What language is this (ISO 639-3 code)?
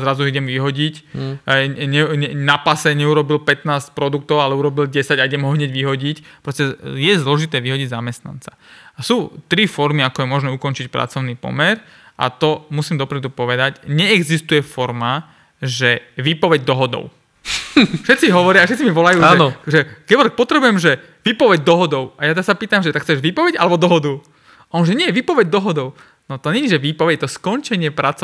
slk